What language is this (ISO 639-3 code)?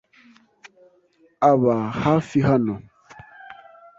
kin